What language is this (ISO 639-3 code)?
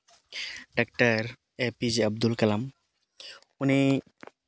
sat